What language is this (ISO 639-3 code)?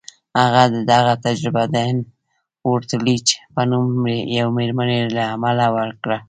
pus